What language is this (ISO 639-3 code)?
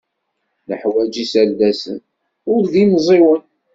kab